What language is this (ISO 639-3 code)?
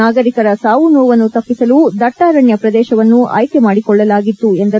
kan